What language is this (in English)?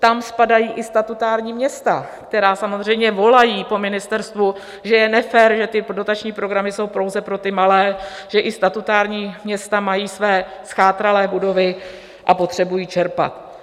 Czech